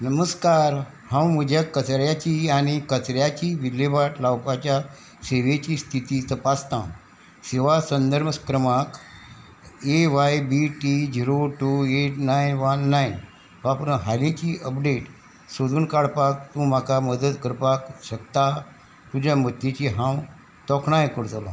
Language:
Konkani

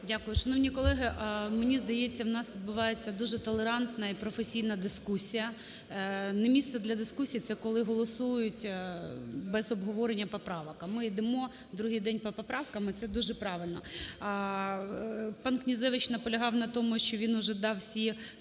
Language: Ukrainian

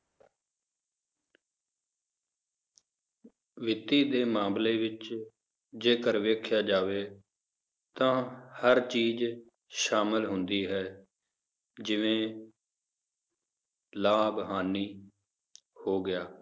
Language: Punjabi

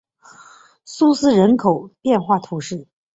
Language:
Chinese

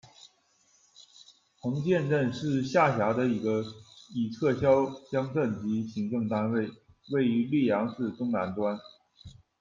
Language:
Chinese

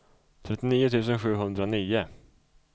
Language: Swedish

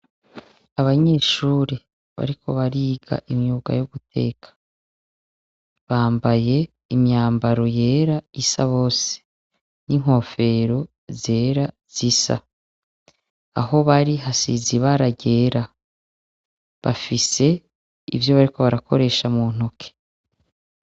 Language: Rundi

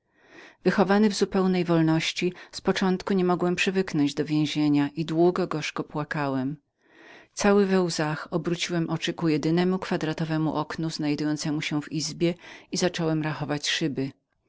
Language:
Polish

